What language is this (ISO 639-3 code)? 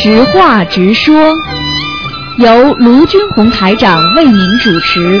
zho